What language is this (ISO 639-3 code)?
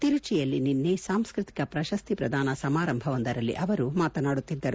kan